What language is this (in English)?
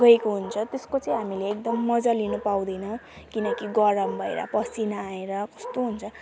Nepali